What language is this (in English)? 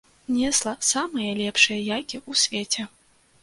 Belarusian